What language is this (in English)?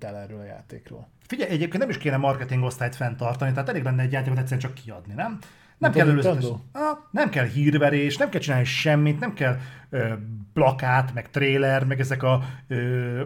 Hungarian